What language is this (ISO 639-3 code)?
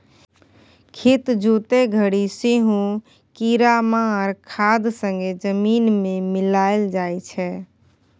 mai